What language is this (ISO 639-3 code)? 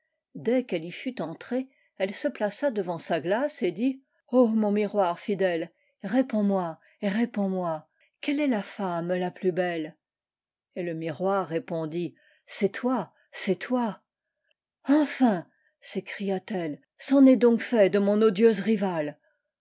fra